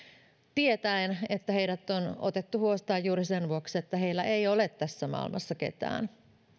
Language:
Finnish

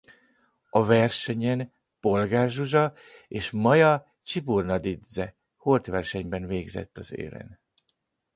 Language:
Hungarian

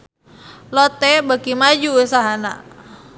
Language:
Sundanese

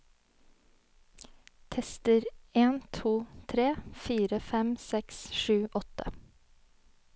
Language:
Norwegian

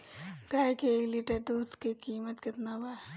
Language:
Bhojpuri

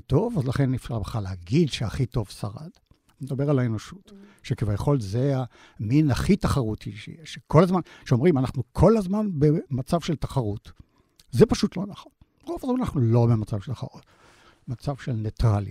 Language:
Hebrew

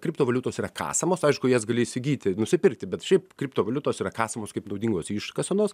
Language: Lithuanian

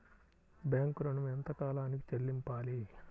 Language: Telugu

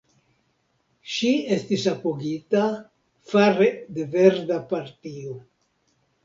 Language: Esperanto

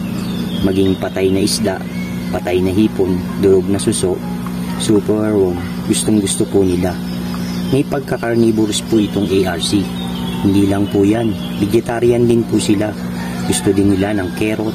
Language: Filipino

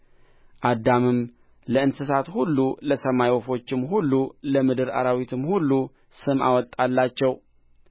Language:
Amharic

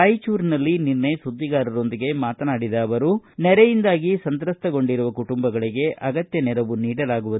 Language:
Kannada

